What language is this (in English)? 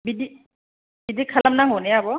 Bodo